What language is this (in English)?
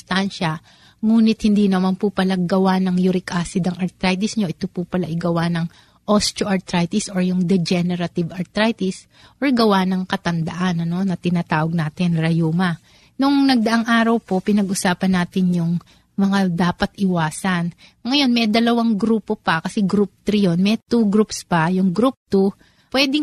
Filipino